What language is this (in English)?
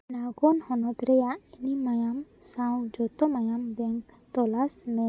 Santali